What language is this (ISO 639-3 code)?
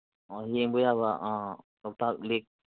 mni